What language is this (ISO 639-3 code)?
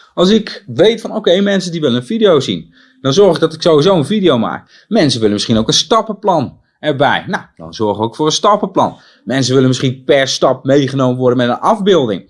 nld